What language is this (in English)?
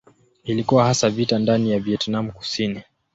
Swahili